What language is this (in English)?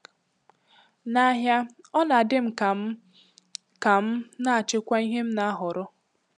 Igbo